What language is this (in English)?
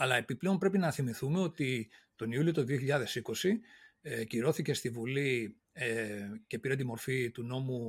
Greek